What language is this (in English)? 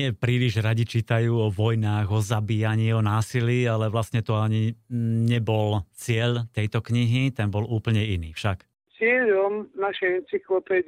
Slovak